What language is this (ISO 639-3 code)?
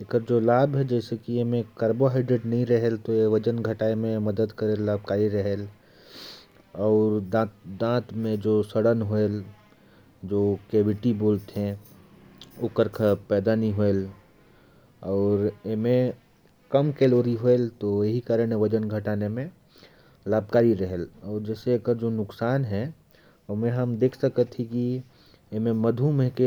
kfp